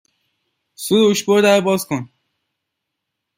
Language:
Persian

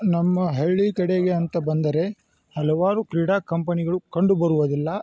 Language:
Kannada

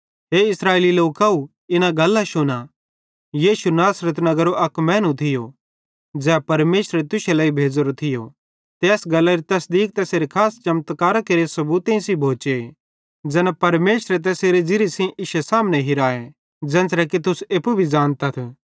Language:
Bhadrawahi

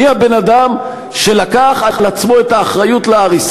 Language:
Hebrew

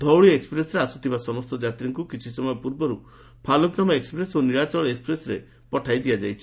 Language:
Odia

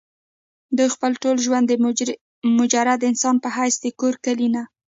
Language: Pashto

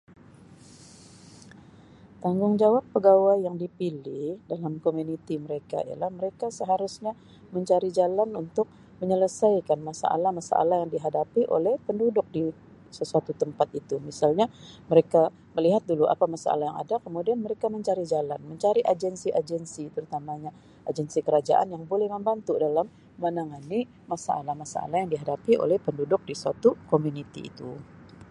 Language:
Sabah Malay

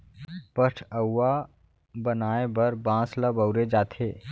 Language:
Chhattisgarhi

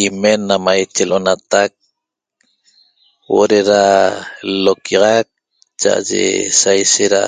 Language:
Toba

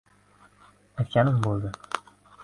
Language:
Uzbek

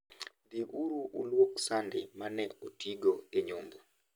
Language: Luo (Kenya and Tanzania)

